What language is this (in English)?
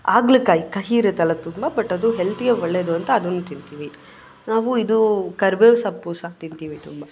Kannada